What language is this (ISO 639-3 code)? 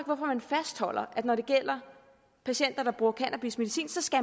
dan